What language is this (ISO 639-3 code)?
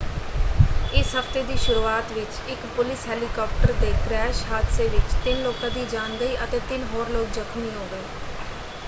pan